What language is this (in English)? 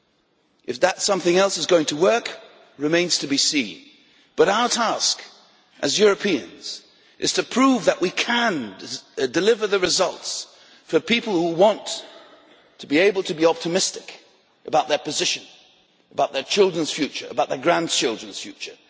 English